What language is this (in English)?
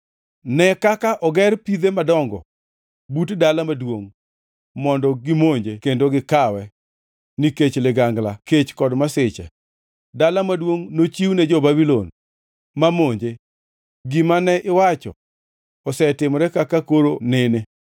Luo (Kenya and Tanzania)